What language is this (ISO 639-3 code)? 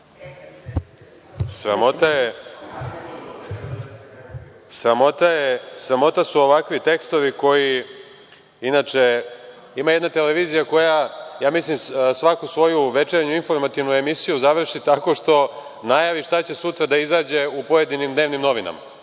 srp